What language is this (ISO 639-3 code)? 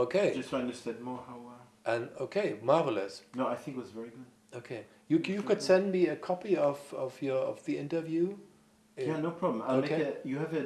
deu